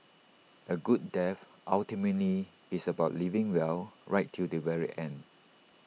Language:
English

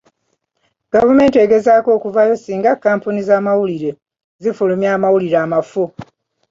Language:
Ganda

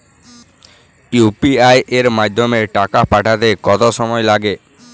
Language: Bangla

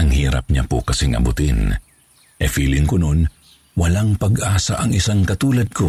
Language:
Filipino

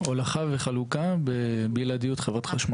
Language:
Hebrew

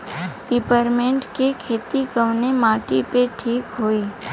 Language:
Bhojpuri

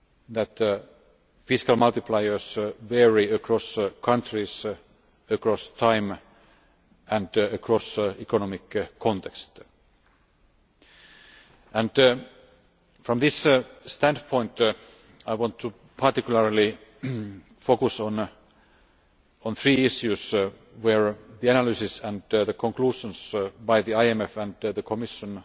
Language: English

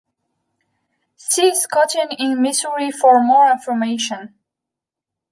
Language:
English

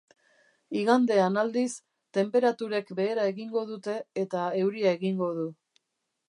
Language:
Basque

